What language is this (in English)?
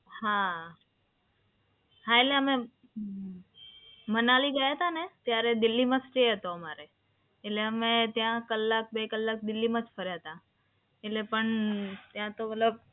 Gujarati